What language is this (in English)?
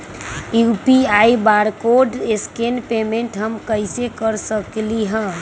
Magahi